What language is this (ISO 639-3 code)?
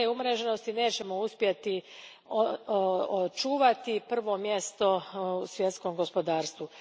hrv